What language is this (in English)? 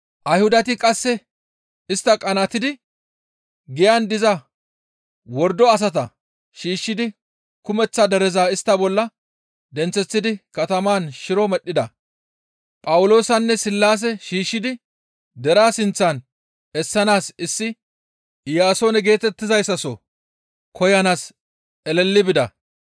Gamo